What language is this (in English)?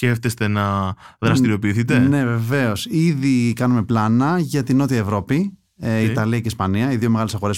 Greek